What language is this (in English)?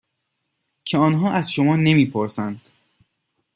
Persian